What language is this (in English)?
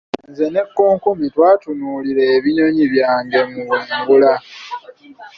Ganda